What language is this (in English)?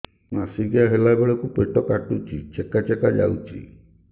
Odia